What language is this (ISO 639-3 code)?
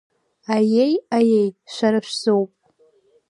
abk